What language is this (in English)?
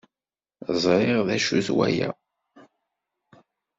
Kabyle